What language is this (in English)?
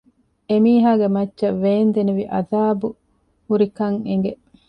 Divehi